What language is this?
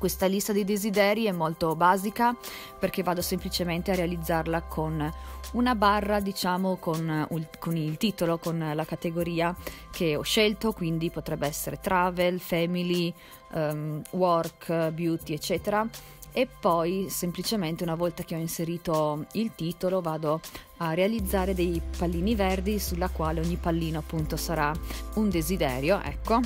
Italian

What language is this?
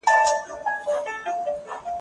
Pashto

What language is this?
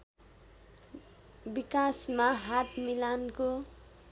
Nepali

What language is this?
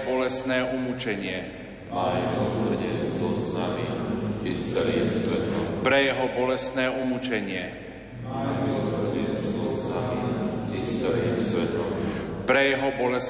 Slovak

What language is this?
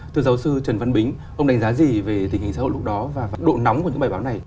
Vietnamese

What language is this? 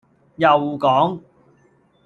Cantonese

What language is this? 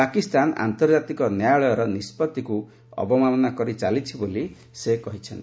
Odia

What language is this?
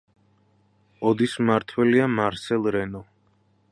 Georgian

